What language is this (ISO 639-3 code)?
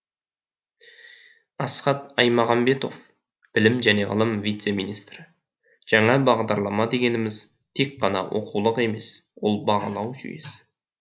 kaz